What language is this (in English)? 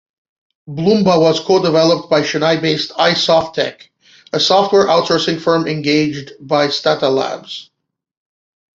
English